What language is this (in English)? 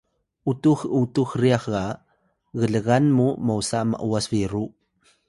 Atayal